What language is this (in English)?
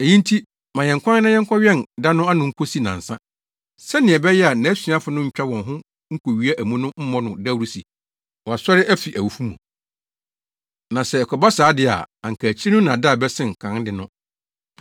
Akan